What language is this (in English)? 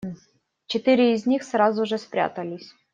Russian